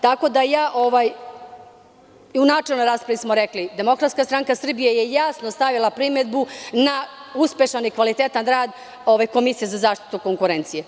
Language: Serbian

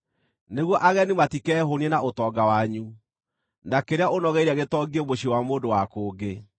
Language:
Kikuyu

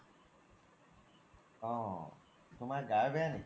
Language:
Assamese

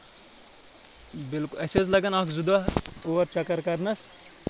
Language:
Kashmiri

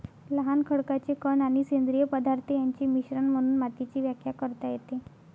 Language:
Marathi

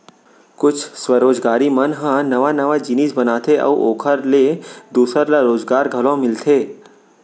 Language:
Chhattisgarhi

